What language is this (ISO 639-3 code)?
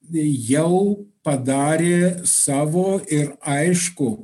lit